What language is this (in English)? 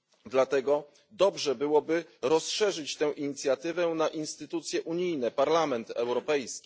Polish